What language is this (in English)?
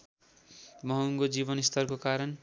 Nepali